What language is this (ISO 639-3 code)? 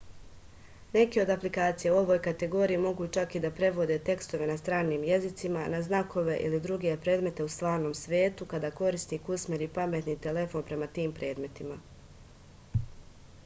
srp